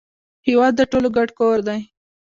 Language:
Pashto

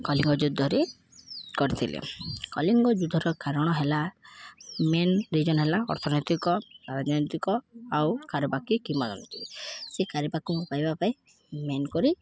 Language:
Odia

